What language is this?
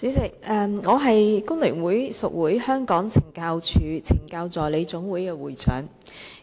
Cantonese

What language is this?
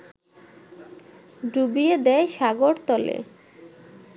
Bangla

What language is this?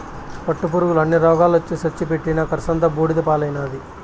Telugu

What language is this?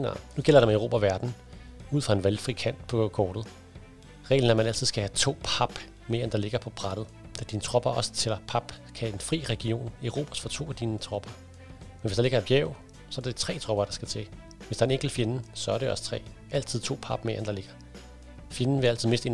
Danish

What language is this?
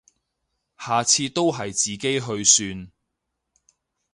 Cantonese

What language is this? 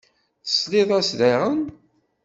Kabyle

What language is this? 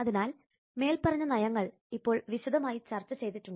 Malayalam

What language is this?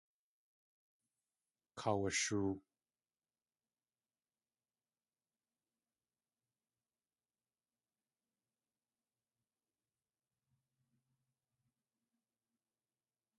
Tlingit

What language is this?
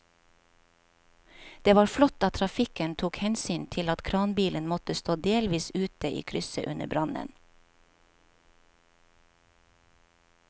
Norwegian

